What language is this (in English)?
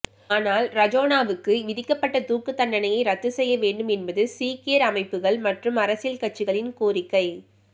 Tamil